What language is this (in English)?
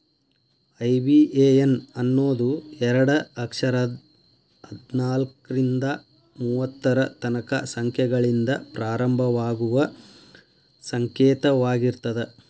Kannada